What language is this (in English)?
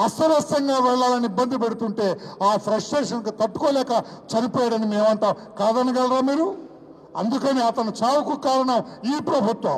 Turkish